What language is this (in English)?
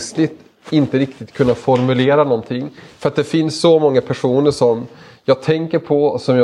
Swedish